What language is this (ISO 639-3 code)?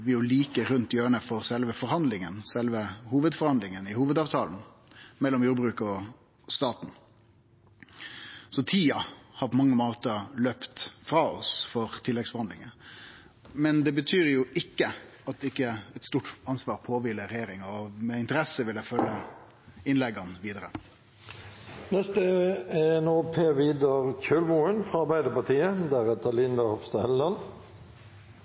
nno